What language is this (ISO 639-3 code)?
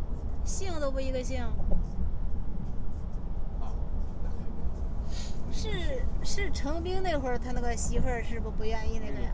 zho